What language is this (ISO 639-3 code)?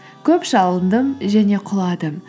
kaz